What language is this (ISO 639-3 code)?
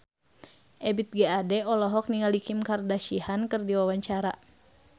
sun